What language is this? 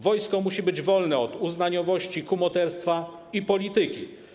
Polish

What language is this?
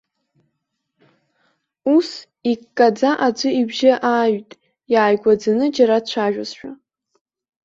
Abkhazian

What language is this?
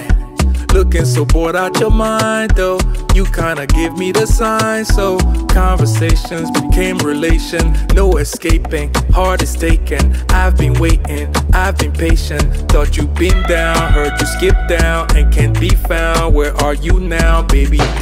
Romanian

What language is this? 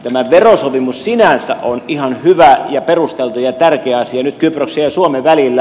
Finnish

